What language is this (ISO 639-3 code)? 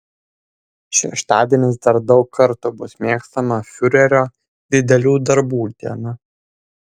lit